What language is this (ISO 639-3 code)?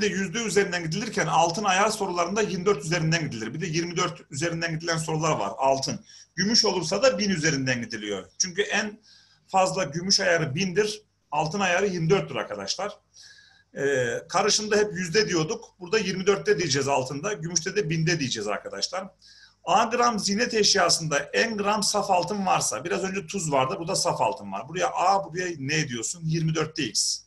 tur